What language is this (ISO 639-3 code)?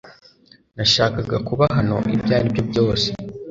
kin